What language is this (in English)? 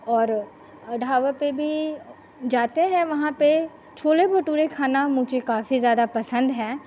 Hindi